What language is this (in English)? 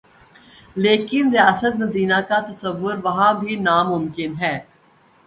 Urdu